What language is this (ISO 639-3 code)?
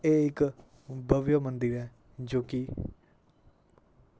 doi